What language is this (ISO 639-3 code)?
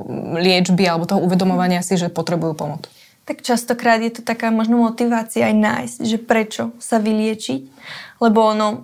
slk